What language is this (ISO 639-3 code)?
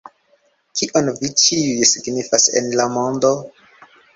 epo